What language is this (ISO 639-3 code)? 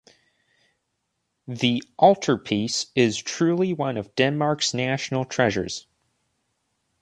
eng